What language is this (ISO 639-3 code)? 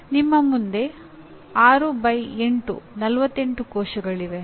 kan